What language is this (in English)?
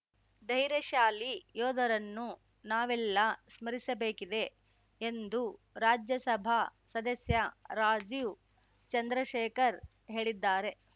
Kannada